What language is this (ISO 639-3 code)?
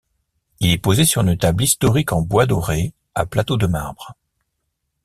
fra